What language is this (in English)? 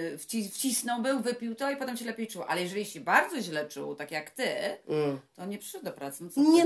Polish